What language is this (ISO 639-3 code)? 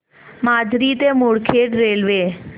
mar